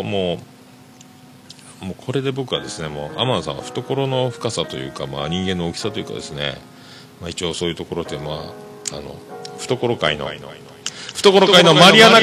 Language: Japanese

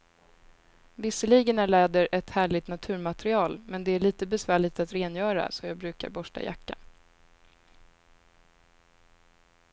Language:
Swedish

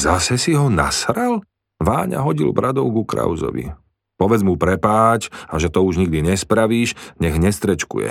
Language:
Slovak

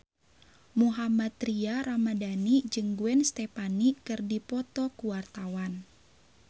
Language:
Sundanese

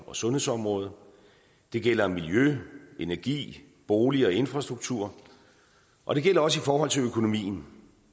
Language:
Danish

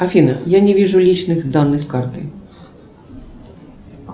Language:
Russian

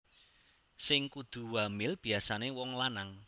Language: Javanese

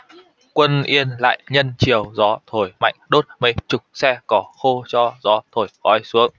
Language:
Vietnamese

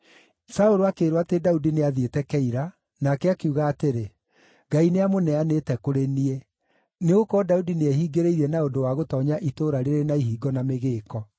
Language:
Kikuyu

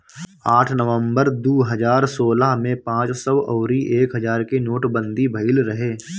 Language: Bhojpuri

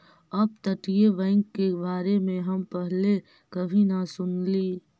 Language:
Magahi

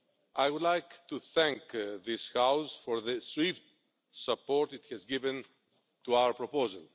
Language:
English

